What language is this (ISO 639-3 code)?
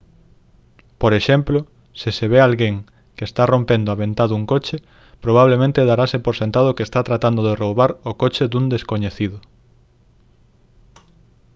glg